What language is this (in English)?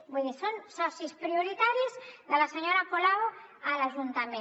Catalan